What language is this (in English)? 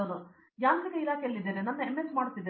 Kannada